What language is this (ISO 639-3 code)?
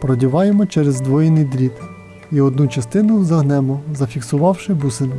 ukr